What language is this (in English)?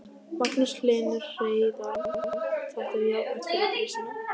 Icelandic